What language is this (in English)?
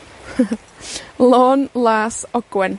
Welsh